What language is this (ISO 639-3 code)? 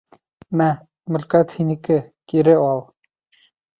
bak